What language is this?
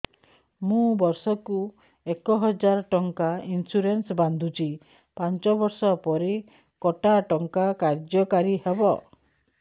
Odia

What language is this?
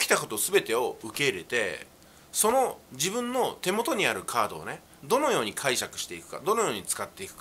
Japanese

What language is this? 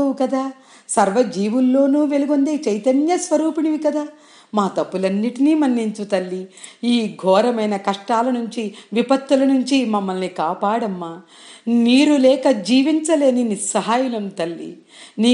Telugu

